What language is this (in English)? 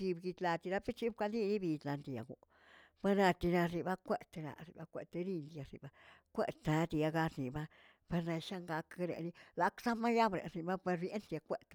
Tilquiapan Zapotec